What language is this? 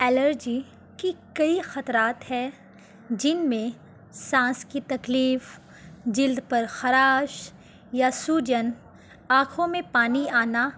Urdu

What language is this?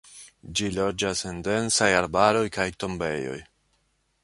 Esperanto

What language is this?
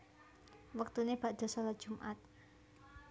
Javanese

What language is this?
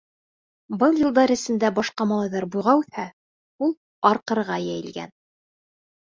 Bashkir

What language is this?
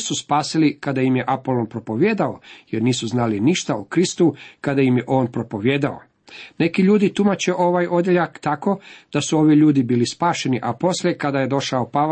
Croatian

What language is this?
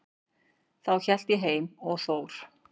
Icelandic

